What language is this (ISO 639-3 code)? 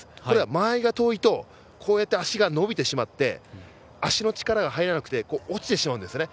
jpn